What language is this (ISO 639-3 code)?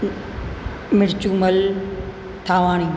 snd